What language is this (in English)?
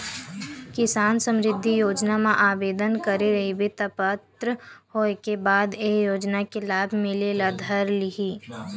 Chhattisgarhi